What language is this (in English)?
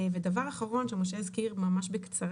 Hebrew